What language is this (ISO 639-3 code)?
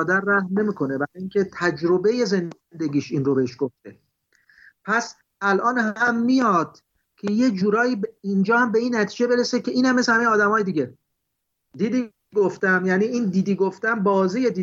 fas